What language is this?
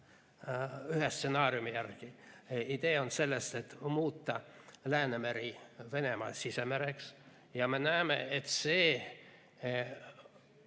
Estonian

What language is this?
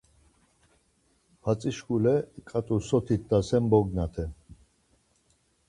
Laz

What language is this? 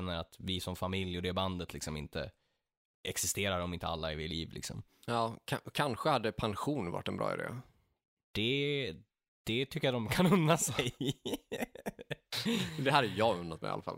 Swedish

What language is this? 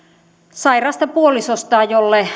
Finnish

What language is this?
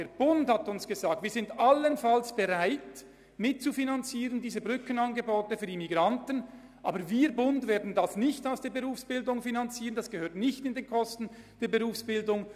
Swiss German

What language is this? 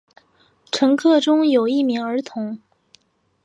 Chinese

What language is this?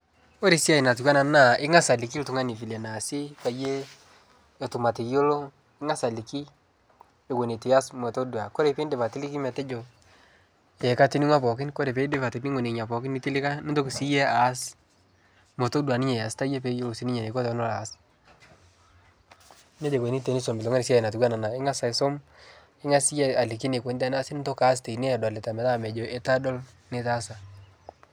Masai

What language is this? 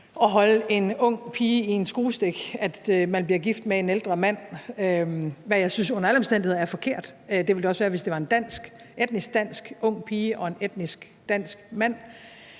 Danish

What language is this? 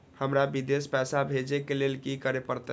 Maithili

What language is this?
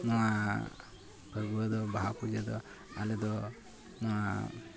Santali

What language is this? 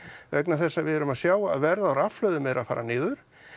Icelandic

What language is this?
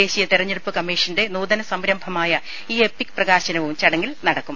Malayalam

